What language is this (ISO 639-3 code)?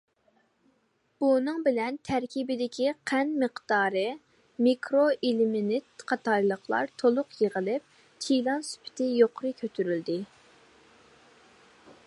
uig